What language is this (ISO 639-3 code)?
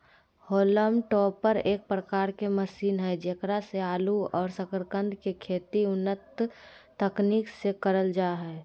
mag